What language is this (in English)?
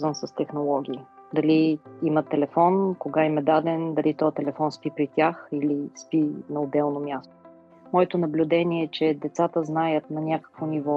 Bulgarian